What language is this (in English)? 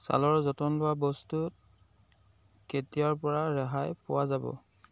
Assamese